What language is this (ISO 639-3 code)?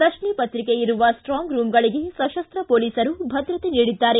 kan